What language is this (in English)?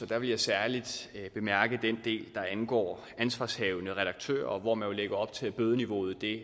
Danish